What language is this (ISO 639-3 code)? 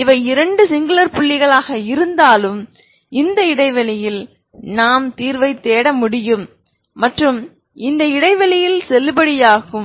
tam